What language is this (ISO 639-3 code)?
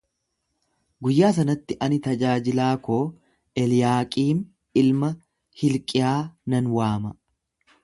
orm